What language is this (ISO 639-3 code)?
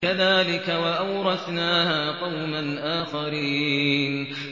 ara